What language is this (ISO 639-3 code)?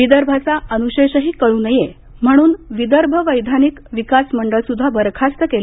mar